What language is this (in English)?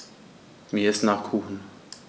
German